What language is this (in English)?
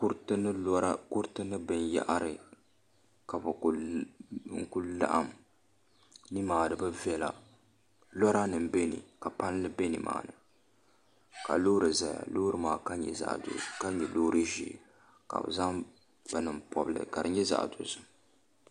Dagbani